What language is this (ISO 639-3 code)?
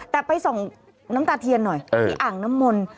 tha